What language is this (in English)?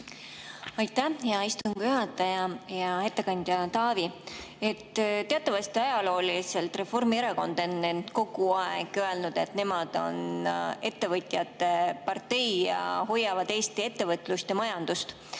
Estonian